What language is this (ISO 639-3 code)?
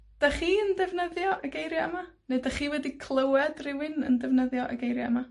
cym